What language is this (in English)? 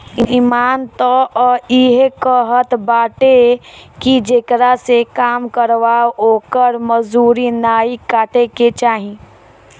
Bhojpuri